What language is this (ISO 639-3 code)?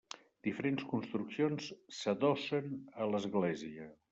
cat